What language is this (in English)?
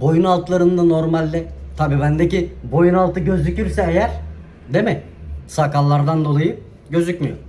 Turkish